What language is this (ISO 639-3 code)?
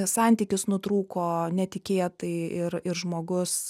lit